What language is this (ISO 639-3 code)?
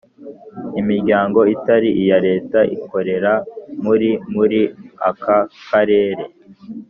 kin